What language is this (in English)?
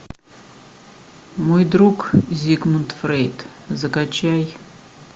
Russian